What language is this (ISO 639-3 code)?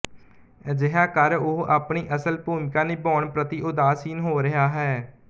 pan